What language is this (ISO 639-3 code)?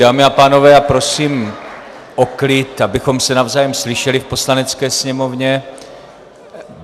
ces